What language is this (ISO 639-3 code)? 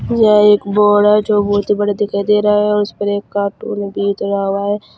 hin